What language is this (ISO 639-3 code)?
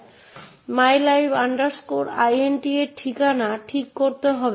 ben